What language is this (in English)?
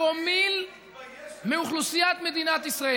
Hebrew